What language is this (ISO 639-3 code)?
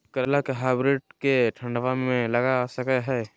mag